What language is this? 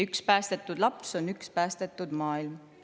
Estonian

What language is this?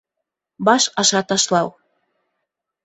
Bashkir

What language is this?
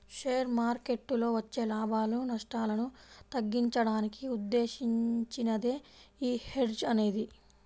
Telugu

